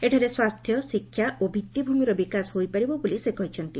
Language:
Odia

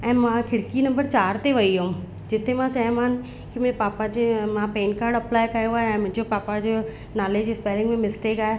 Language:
Sindhi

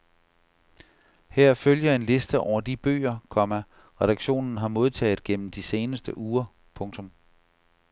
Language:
Danish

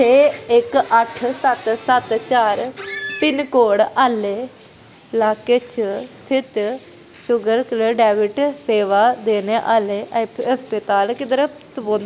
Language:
Dogri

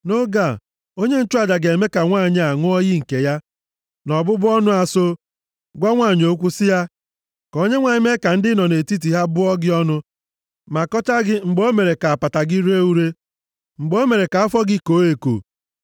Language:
Igbo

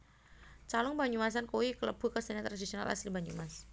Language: Javanese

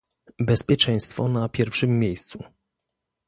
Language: Polish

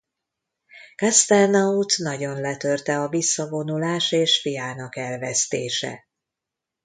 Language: Hungarian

